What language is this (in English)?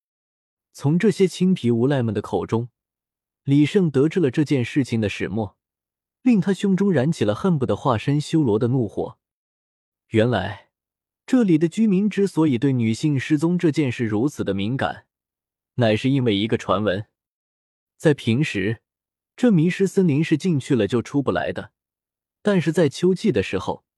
Chinese